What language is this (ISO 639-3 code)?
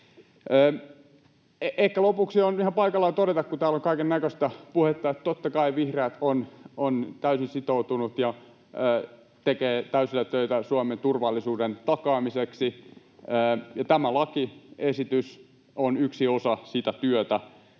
fin